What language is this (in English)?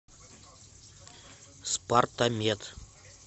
Russian